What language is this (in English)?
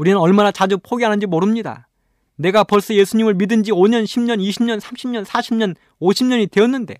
Korean